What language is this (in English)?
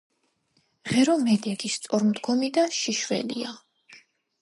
Georgian